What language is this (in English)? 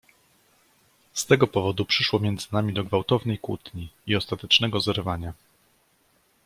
Polish